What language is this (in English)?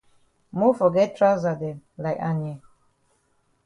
Cameroon Pidgin